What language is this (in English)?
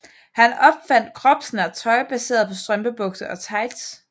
Danish